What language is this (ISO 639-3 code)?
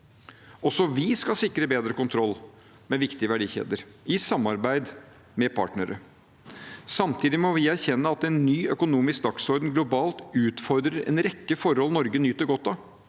nor